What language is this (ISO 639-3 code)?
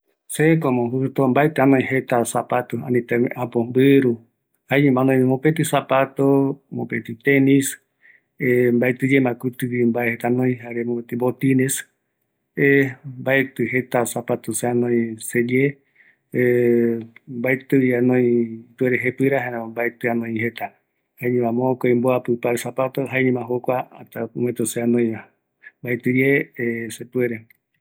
gui